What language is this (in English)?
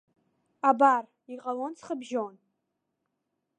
Abkhazian